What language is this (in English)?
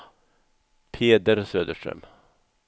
Swedish